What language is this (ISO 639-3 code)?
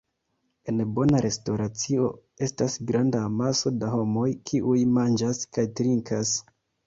epo